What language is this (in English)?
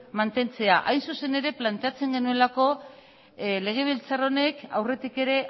Basque